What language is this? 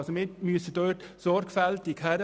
Swiss German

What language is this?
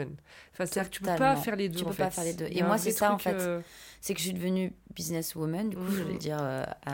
French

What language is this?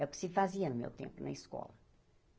Portuguese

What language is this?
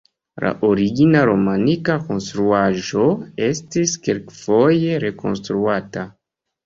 Esperanto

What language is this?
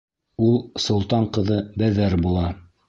Bashkir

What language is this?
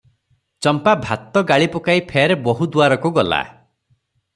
Odia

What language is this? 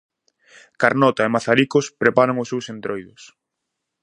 Galician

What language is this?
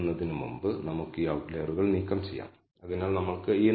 Malayalam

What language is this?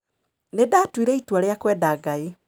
Kikuyu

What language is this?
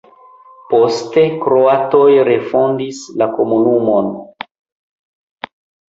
Esperanto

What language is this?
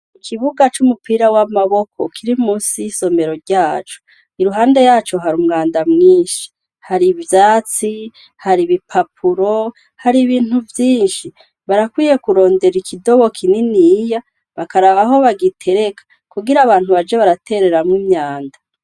Rundi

